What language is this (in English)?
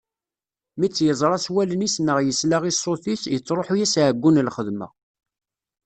Kabyle